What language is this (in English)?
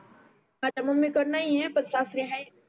Marathi